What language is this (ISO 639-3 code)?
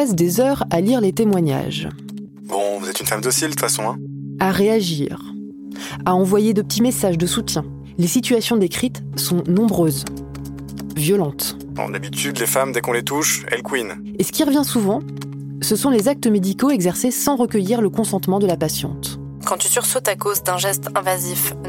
fra